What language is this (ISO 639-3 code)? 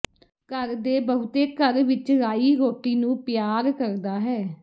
pan